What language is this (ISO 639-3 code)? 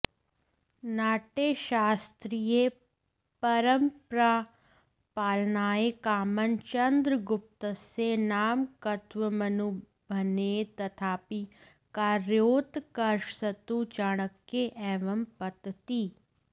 san